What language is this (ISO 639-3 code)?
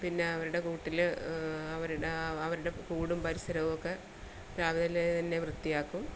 mal